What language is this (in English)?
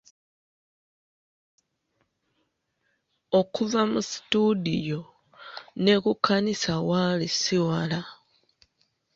Ganda